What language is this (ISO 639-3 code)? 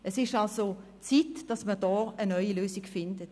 gsw